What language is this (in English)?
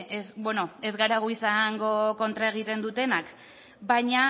Basque